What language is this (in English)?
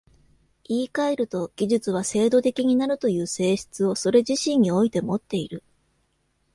Japanese